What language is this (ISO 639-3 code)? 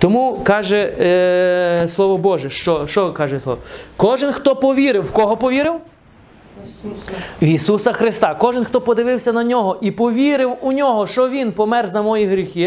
ukr